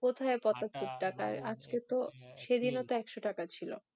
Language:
Bangla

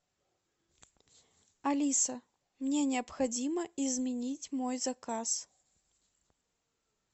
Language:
Russian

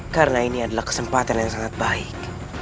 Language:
Indonesian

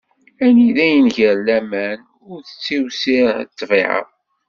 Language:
Kabyle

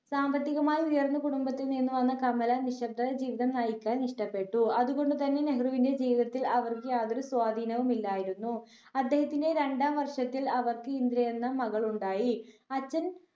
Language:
Malayalam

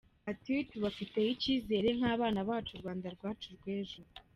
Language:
Kinyarwanda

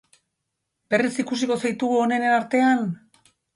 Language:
Basque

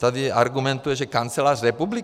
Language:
Czech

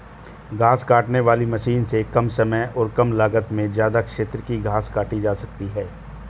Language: Hindi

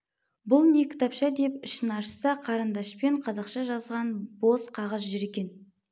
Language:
Kazakh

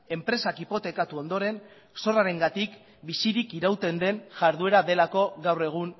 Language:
Basque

